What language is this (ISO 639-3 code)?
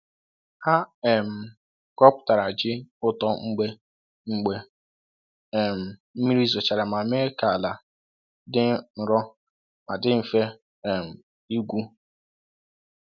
ibo